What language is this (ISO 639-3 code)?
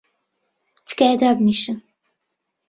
ckb